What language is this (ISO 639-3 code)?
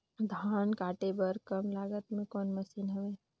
hne